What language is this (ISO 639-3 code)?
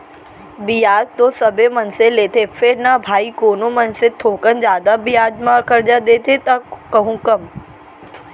hne